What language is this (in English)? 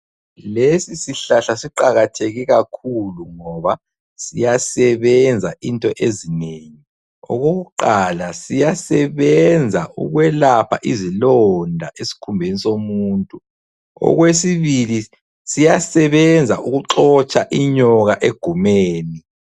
North Ndebele